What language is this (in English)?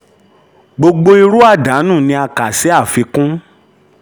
Yoruba